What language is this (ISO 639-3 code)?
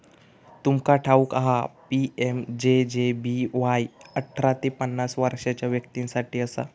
mar